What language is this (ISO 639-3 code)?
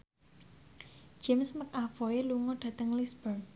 jav